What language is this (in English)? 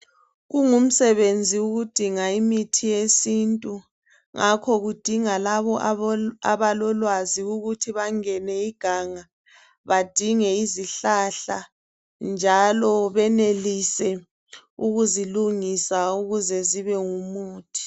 North Ndebele